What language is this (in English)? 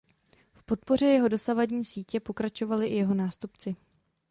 Czech